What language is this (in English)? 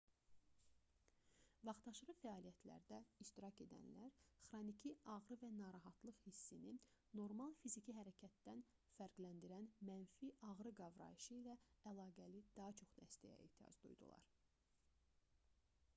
Azerbaijani